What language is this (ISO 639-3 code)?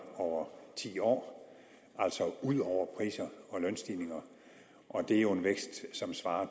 dan